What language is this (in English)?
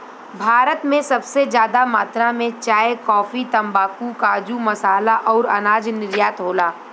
Bhojpuri